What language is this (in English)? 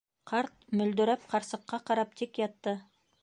Bashkir